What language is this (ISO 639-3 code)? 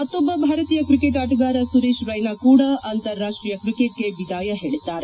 kan